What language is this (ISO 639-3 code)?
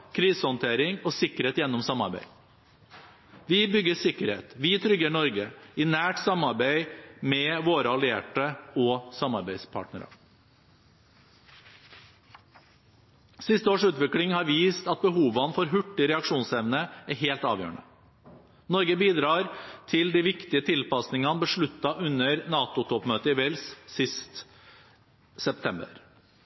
nob